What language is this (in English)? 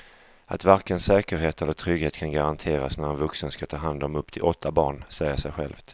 Swedish